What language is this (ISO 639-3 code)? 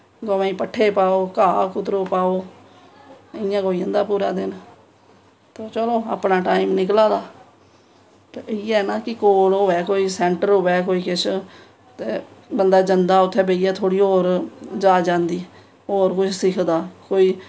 doi